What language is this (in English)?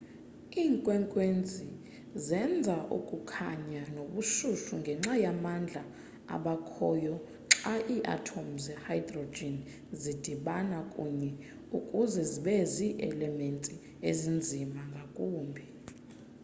Xhosa